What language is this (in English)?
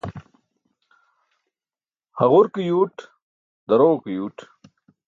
Burushaski